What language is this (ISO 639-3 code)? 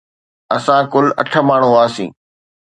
snd